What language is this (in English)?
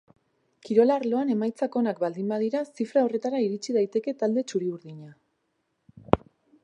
Basque